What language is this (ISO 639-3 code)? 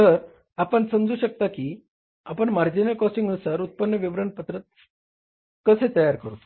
mar